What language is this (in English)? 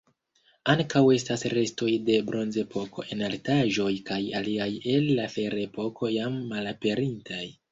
Esperanto